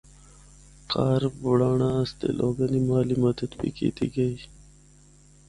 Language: Northern Hindko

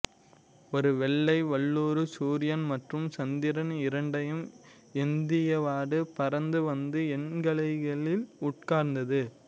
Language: Tamil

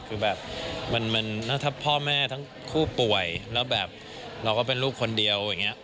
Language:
Thai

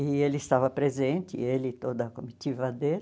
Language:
Portuguese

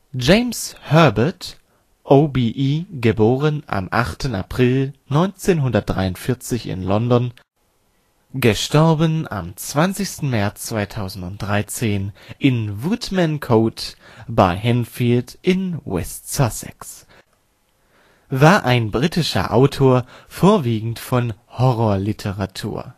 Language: German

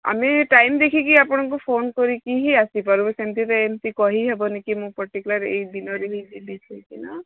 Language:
Odia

